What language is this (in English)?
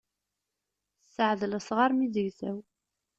Kabyle